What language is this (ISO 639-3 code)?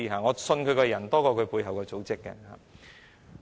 yue